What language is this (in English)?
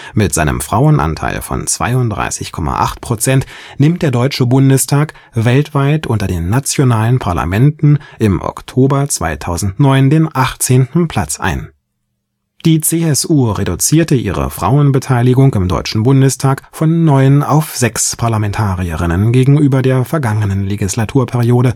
German